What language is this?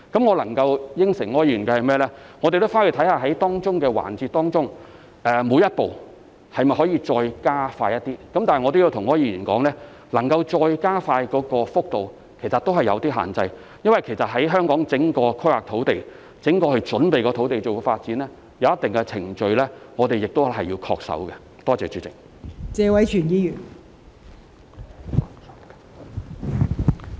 Cantonese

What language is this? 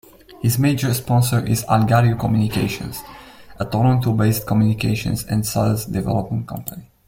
English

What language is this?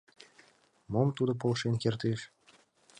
Mari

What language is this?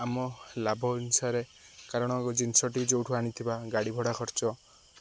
Odia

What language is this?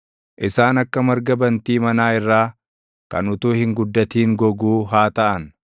Oromo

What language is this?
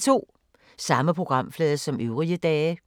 Danish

